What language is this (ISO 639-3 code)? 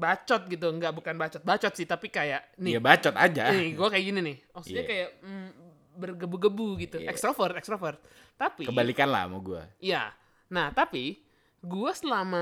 ind